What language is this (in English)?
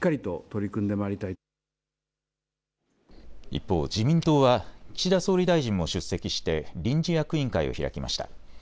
Japanese